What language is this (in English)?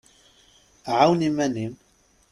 Kabyle